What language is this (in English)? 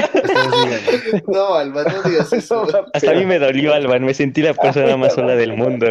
Spanish